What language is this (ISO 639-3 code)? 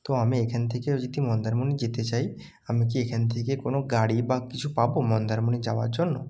ben